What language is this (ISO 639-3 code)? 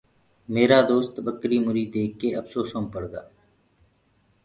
ggg